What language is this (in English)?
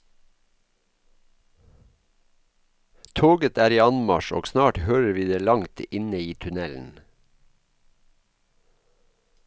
Norwegian